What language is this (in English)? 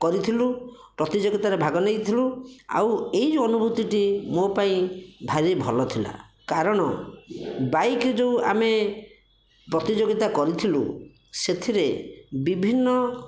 Odia